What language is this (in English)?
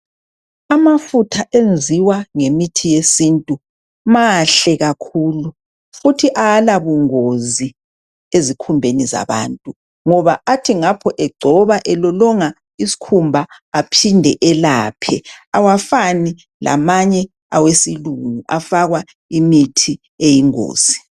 North Ndebele